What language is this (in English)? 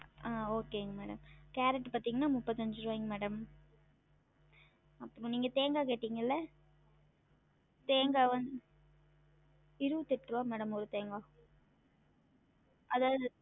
Tamil